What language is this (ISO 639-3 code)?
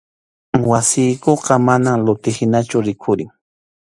qxu